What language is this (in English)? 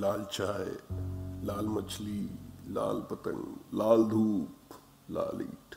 Hindi